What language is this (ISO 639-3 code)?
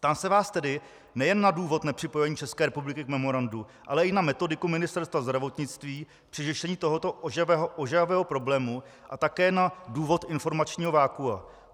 ces